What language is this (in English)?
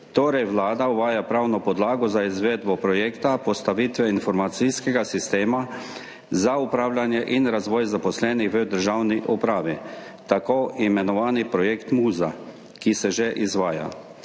Slovenian